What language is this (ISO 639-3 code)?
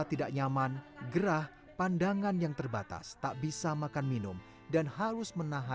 ind